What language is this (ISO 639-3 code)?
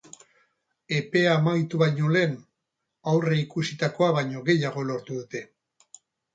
eus